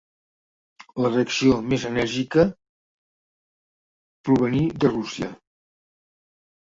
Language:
Catalan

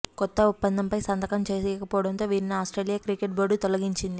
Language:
Telugu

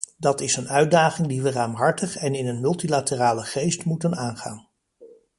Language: Dutch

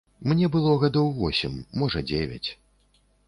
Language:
Belarusian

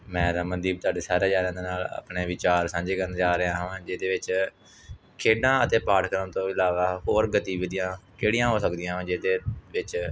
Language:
Punjabi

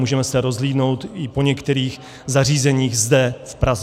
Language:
Czech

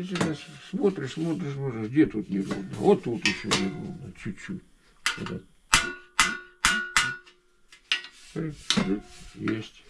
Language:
Russian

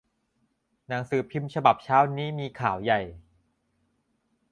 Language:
Thai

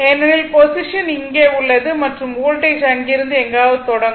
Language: Tamil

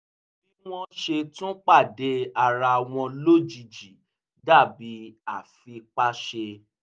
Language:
Yoruba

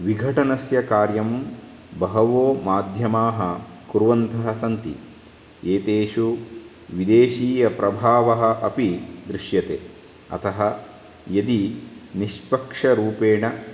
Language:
Sanskrit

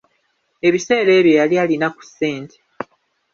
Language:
Ganda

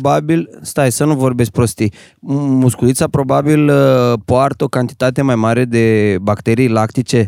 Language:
Romanian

